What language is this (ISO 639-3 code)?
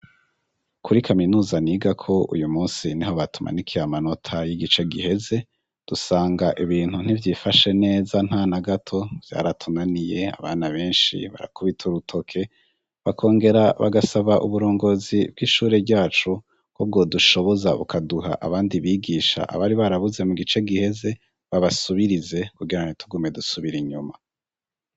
run